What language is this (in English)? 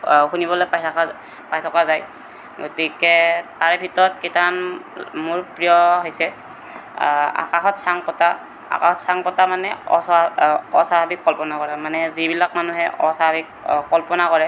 Assamese